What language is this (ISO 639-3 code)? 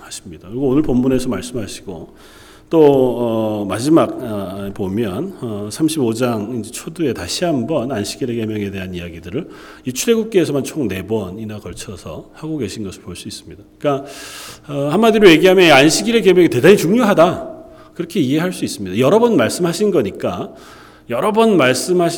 kor